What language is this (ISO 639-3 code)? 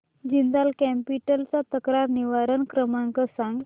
mar